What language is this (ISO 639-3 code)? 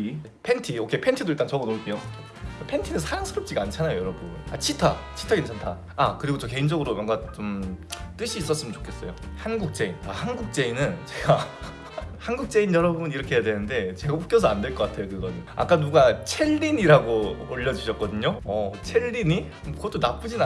kor